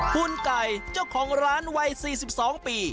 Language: Thai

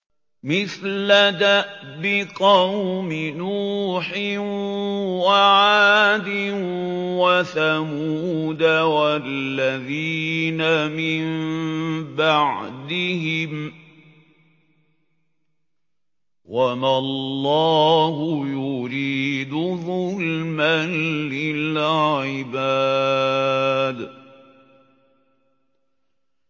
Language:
Arabic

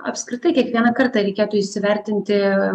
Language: Lithuanian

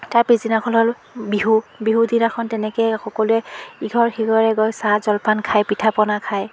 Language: Assamese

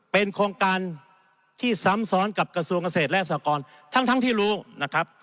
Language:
Thai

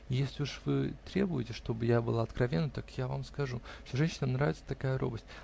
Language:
Russian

